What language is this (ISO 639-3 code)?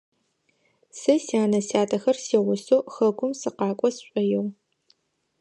ady